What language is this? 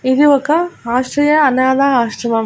Telugu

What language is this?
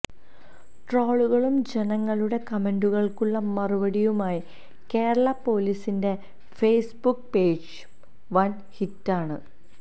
Malayalam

